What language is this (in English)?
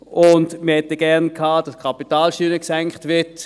Swiss German